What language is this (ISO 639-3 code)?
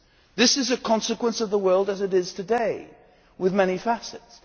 eng